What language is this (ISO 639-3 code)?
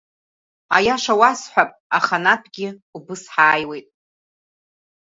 abk